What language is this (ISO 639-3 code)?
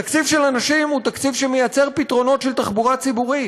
heb